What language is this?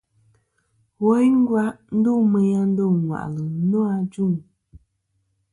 Kom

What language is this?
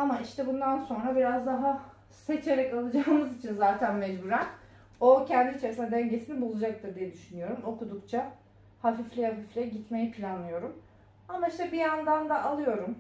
Turkish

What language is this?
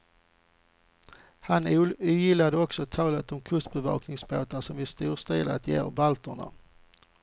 Swedish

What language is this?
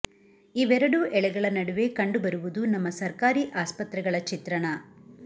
Kannada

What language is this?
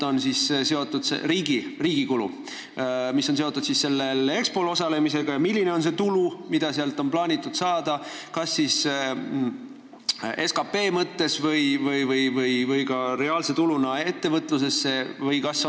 Estonian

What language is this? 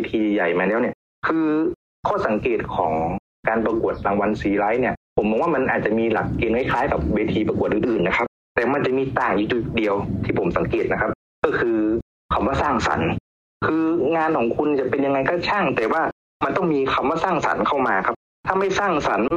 Thai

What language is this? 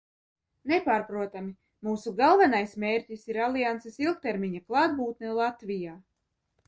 Latvian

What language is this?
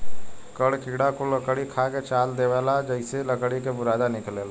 Bhojpuri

